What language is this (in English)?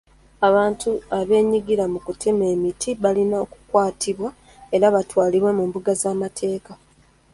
Ganda